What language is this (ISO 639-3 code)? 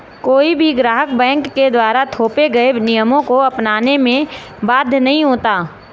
hin